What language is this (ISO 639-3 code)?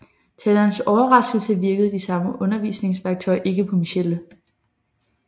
dan